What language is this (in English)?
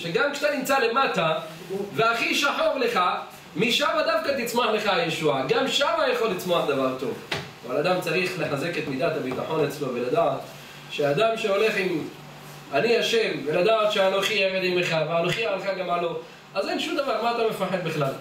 Hebrew